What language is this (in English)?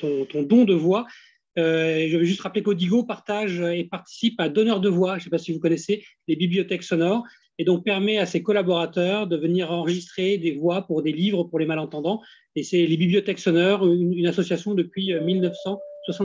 French